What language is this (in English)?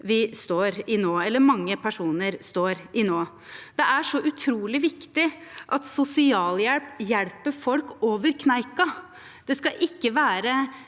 Norwegian